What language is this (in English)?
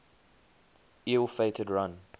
English